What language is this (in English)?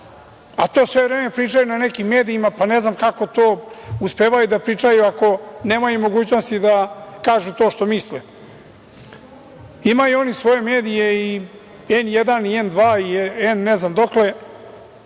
Serbian